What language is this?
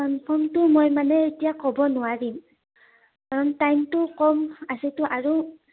Assamese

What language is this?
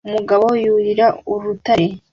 Kinyarwanda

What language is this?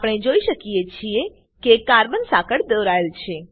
Gujarati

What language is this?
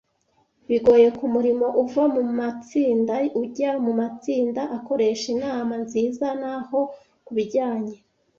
Kinyarwanda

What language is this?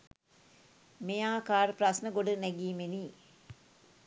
Sinhala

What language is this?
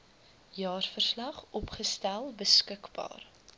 Afrikaans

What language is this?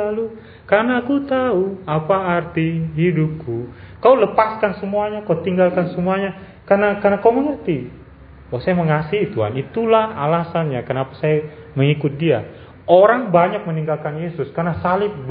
Indonesian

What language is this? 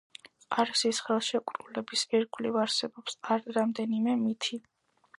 Georgian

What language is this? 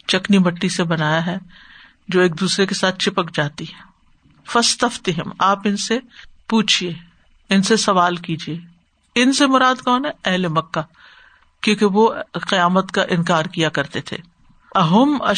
Urdu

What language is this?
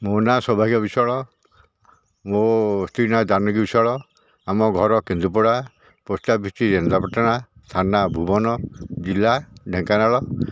Odia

